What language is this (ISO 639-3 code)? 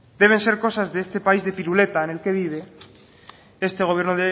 spa